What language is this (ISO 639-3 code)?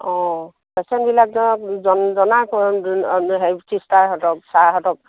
asm